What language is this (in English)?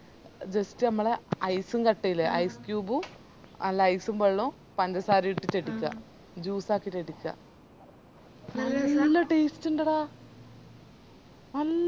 Malayalam